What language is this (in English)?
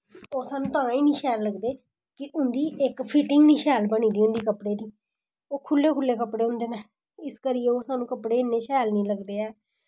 Dogri